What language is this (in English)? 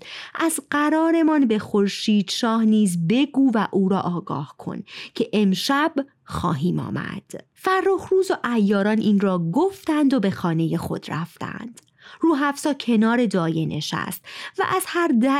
Persian